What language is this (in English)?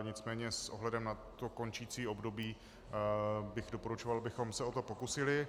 Czech